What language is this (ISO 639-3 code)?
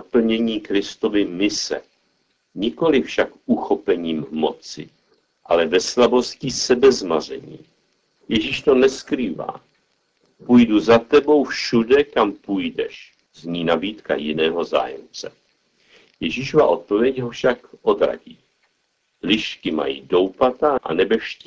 ces